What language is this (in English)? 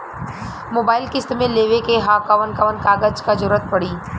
Bhojpuri